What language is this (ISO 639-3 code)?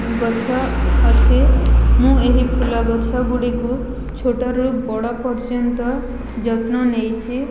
ori